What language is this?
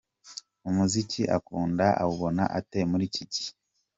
Kinyarwanda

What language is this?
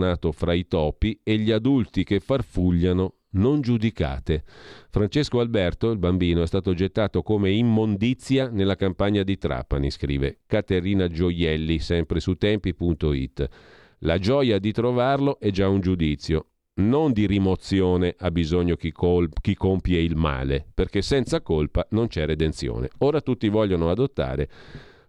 Italian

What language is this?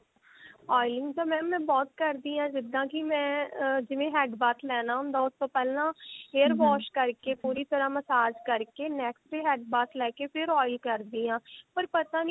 Punjabi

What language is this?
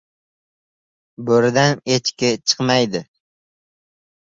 Uzbek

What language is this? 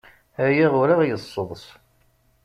Kabyle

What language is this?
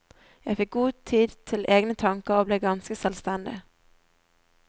Norwegian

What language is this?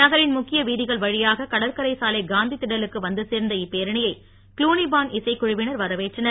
Tamil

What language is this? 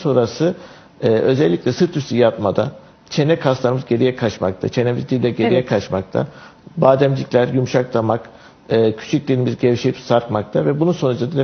Turkish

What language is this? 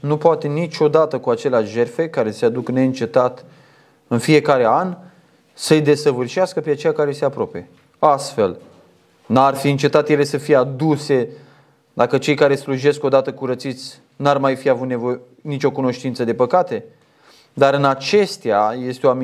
Romanian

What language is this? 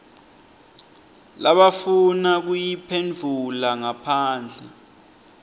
Swati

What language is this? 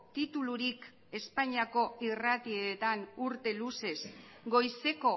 Basque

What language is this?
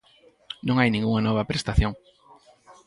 Galician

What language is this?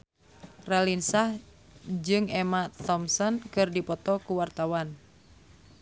Sundanese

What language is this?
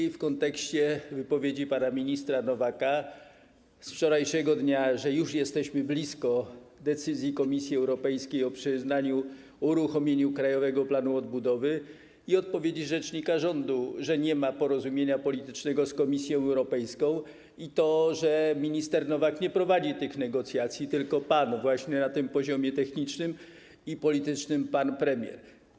Polish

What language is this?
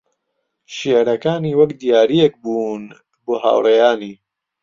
Central Kurdish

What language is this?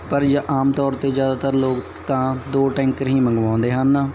Punjabi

